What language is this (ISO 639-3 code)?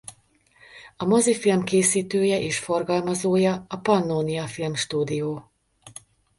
hun